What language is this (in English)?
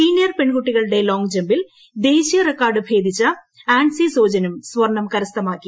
Malayalam